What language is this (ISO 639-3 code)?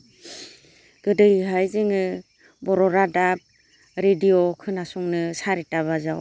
brx